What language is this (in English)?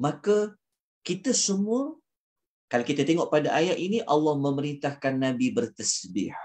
Malay